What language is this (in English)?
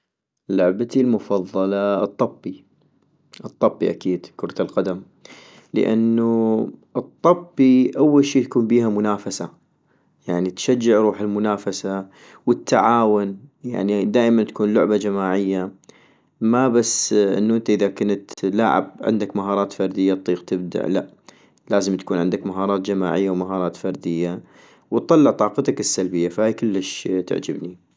North Mesopotamian Arabic